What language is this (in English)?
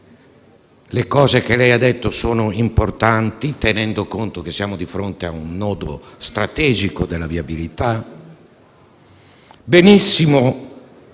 Italian